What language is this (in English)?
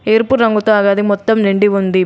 Telugu